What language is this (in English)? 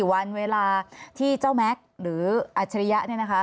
Thai